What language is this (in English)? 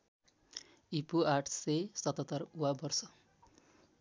Nepali